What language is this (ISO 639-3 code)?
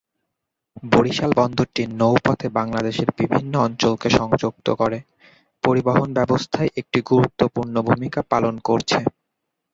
ben